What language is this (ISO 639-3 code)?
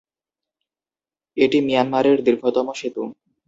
ben